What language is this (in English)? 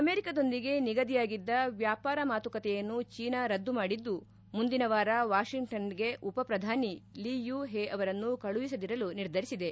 Kannada